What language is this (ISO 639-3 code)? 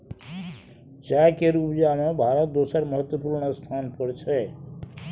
mai